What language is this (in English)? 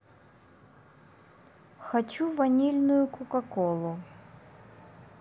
Russian